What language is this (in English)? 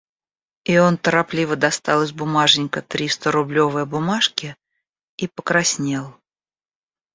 Russian